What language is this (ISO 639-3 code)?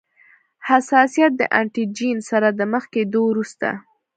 pus